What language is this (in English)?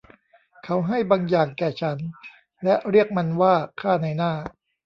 Thai